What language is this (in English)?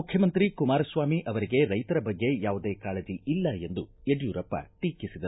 Kannada